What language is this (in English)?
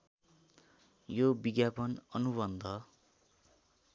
Nepali